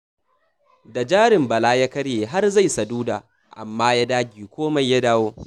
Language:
Hausa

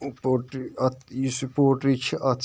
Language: Kashmiri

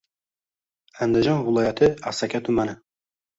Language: Uzbek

